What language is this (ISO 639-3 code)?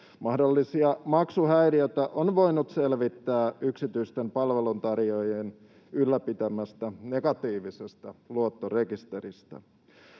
fin